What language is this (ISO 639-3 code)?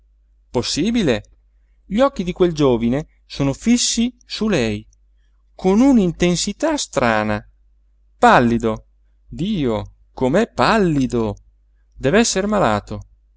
ita